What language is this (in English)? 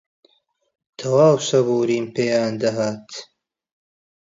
Central Kurdish